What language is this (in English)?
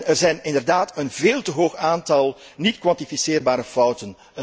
Dutch